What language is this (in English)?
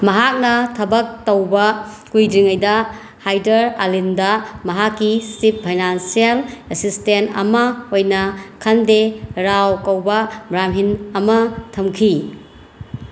Manipuri